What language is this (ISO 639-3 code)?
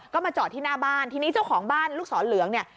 tha